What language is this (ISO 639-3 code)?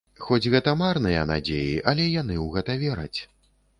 bel